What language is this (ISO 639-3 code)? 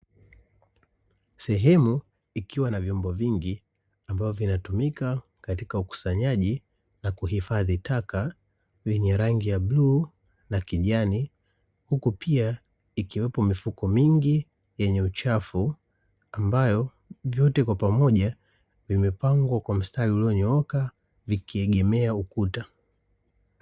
swa